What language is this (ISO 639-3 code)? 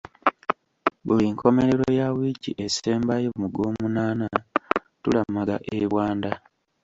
lug